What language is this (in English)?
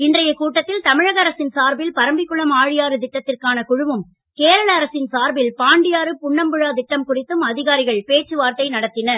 Tamil